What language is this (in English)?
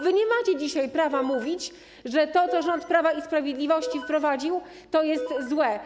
Polish